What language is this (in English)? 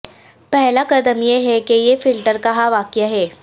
Urdu